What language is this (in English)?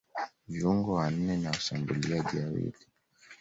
Swahili